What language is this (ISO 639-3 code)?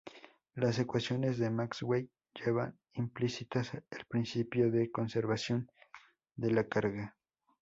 spa